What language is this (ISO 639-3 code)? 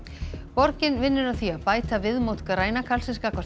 isl